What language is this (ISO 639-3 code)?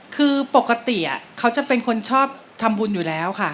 tha